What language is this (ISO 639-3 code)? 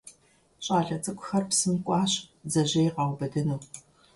kbd